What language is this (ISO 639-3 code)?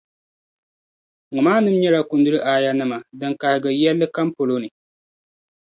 dag